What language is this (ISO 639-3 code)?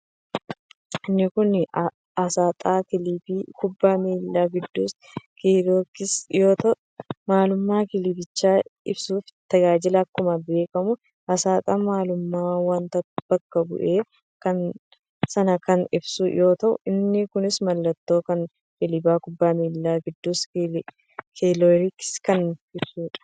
orm